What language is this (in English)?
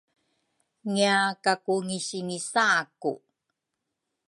Rukai